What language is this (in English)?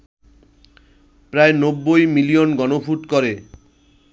Bangla